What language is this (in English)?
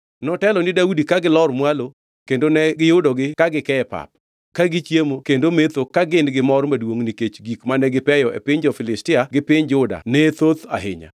Luo (Kenya and Tanzania)